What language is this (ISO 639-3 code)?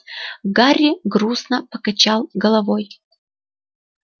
rus